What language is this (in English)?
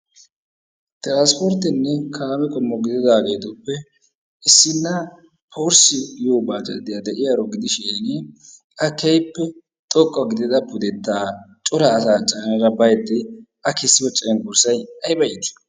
Wolaytta